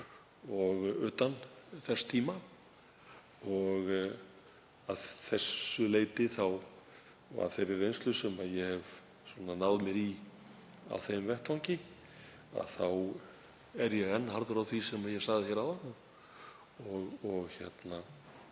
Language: Icelandic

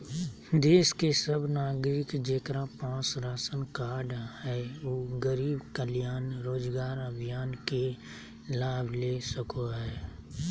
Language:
Magahi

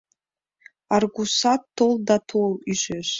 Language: Mari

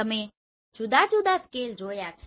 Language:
Gujarati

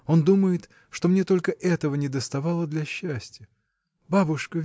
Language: Russian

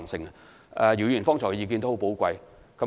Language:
Cantonese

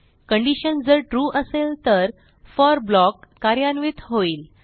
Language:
Marathi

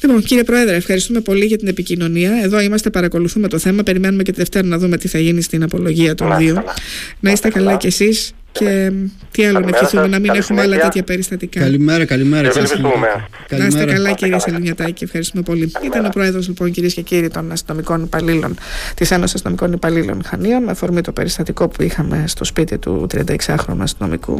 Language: Greek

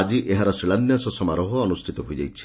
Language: Odia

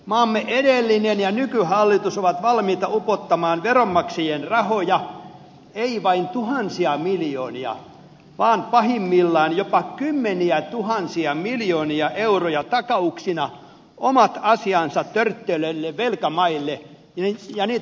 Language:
Finnish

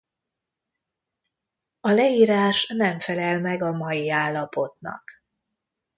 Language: Hungarian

